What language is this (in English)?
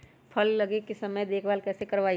Magahi